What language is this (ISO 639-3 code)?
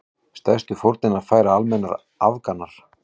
isl